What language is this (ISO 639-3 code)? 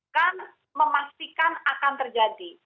ind